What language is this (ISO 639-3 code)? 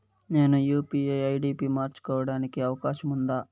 tel